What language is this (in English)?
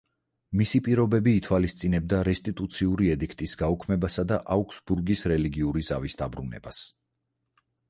Georgian